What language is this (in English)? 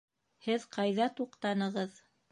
Bashkir